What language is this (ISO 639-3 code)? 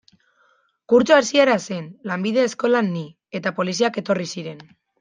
eus